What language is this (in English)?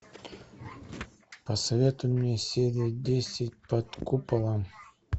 Russian